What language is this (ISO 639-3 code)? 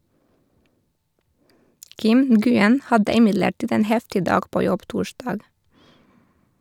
nor